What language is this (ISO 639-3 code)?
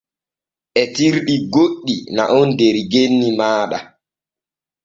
fue